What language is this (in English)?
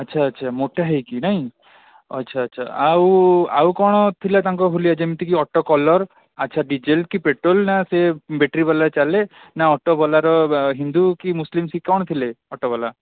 Odia